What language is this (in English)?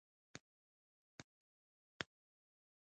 Pashto